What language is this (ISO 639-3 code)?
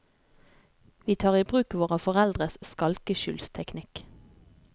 nor